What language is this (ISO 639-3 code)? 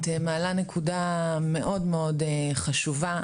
heb